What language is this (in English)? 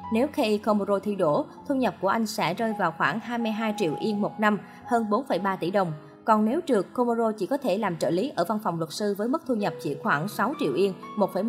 Vietnamese